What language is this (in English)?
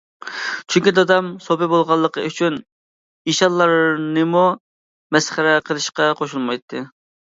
Uyghur